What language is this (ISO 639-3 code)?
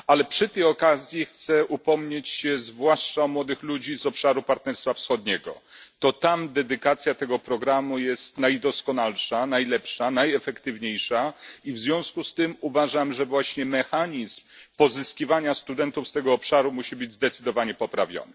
pol